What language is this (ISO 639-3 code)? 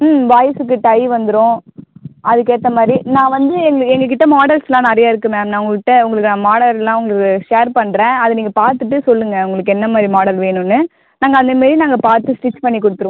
tam